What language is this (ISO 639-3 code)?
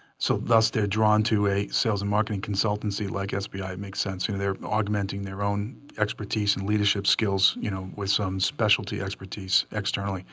eng